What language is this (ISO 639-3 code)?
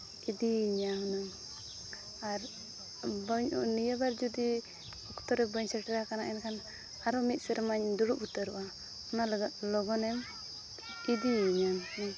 sat